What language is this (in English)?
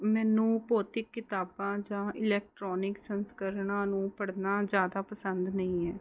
Punjabi